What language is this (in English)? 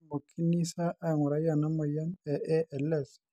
Masai